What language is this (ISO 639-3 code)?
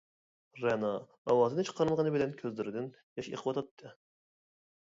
uig